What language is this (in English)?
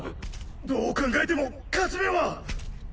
Japanese